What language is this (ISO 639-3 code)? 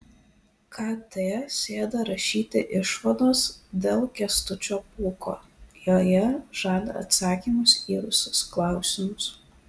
lit